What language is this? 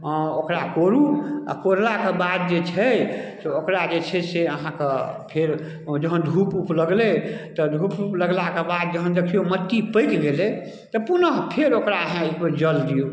Maithili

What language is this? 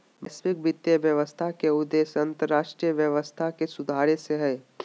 Magahi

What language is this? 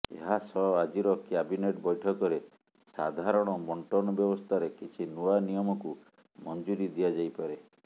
Odia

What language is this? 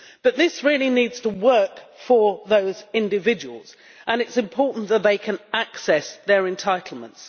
English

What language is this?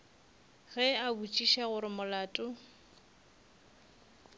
Northern Sotho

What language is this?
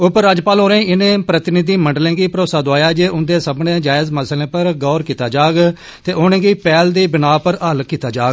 Dogri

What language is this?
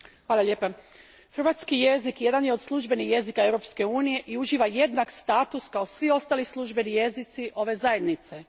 Croatian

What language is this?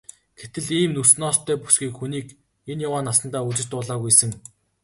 Mongolian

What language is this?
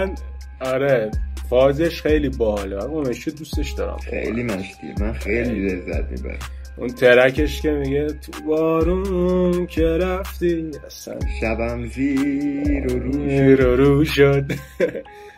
Persian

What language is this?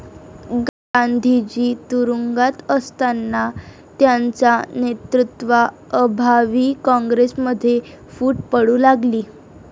Marathi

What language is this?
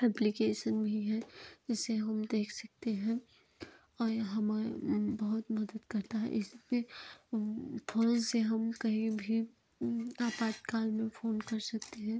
Hindi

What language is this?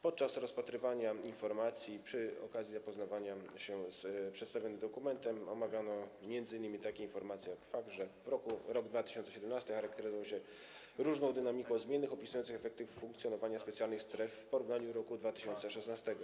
Polish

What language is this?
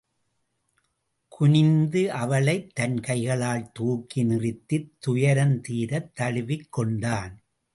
Tamil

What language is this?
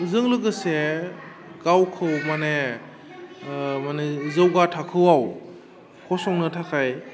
Bodo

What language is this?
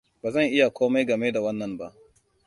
Hausa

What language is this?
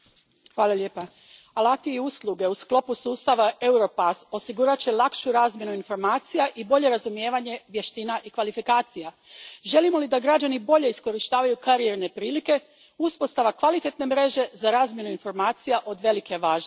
Croatian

